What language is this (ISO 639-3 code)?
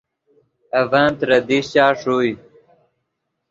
ydg